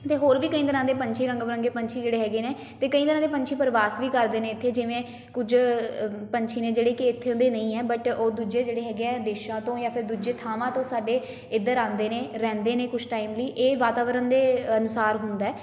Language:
Punjabi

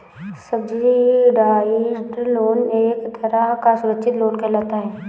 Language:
Hindi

